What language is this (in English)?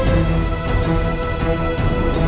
Indonesian